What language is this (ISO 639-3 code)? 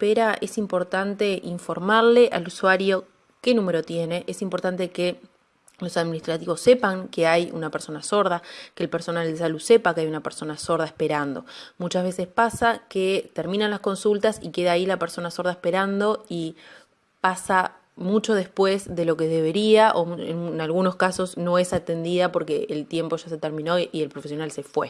spa